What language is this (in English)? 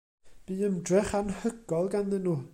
Welsh